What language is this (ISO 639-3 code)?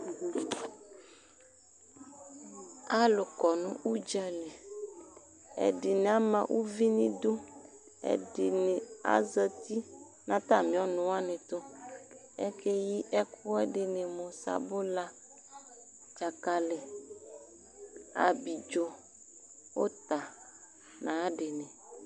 kpo